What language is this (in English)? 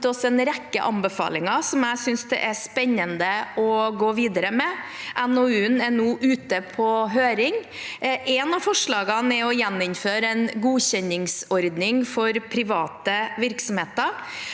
Norwegian